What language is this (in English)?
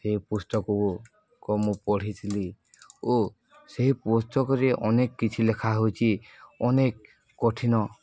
Odia